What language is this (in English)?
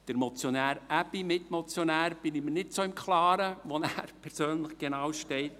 Swiss German